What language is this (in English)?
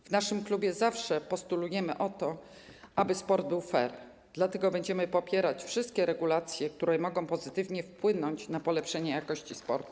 Polish